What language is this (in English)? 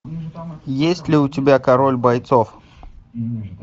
Russian